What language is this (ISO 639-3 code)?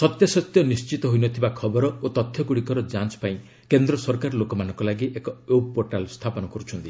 ori